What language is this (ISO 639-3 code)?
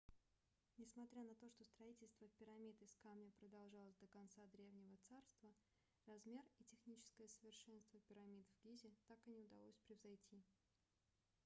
rus